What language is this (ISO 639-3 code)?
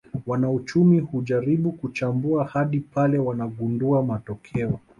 swa